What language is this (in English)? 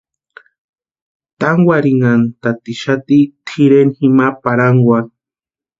Western Highland Purepecha